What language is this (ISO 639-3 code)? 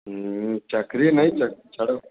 ori